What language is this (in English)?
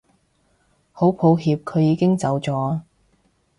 Cantonese